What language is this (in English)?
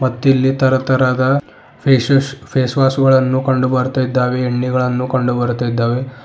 Kannada